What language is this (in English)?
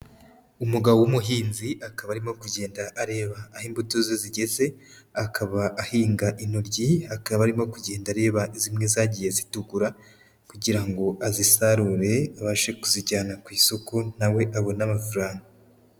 Kinyarwanda